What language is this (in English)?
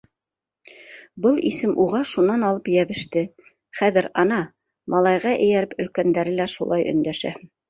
Bashkir